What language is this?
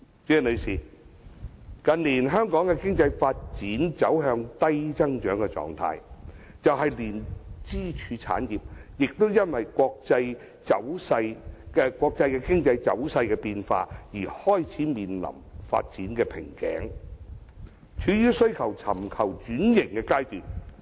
Cantonese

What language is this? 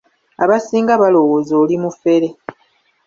Ganda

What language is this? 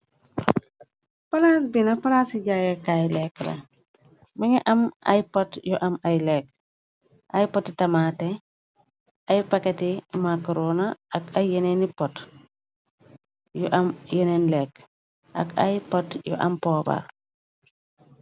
Wolof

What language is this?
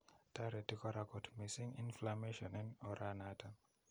Kalenjin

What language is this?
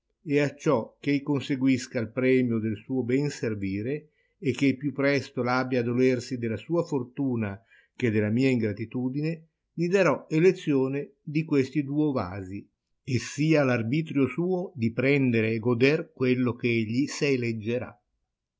Italian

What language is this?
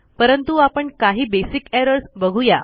Marathi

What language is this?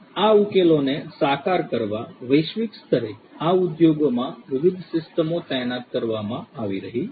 Gujarati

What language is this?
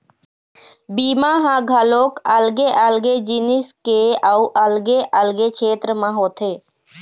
Chhattisgarhi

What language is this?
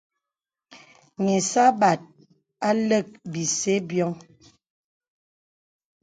Bebele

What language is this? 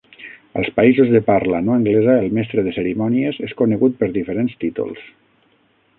Catalan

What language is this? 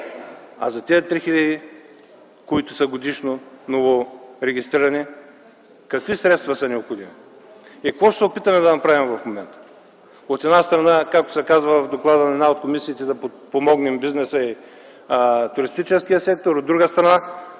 Bulgarian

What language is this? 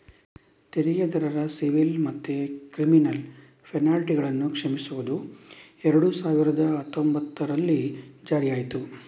Kannada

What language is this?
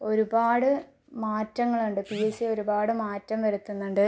Malayalam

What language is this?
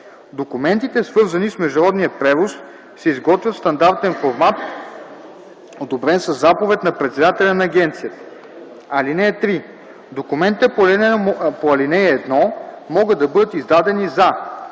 Bulgarian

